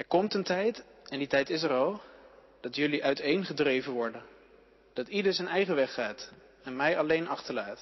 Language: Dutch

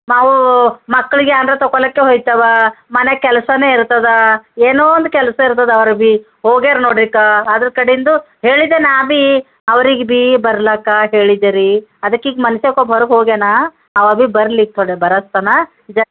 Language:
Kannada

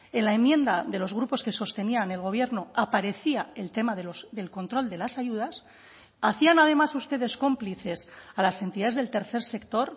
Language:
Spanish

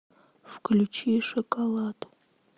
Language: Russian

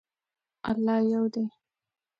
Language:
Pashto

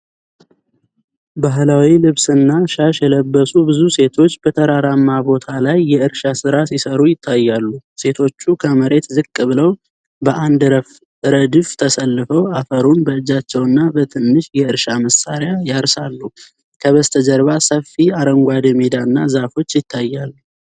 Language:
Amharic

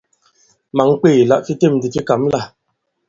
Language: Bankon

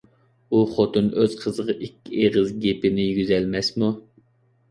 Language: Uyghur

